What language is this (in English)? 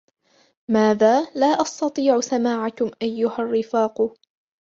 Arabic